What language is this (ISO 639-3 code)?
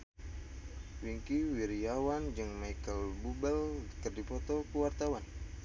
sun